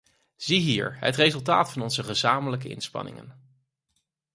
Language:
Dutch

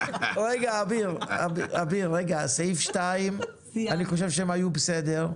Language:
Hebrew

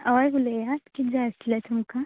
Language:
Konkani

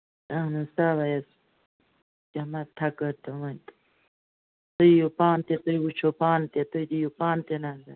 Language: Kashmiri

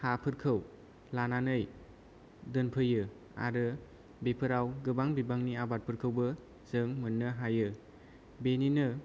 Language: Bodo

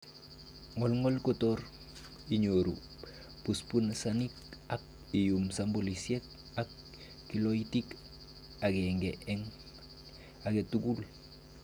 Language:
Kalenjin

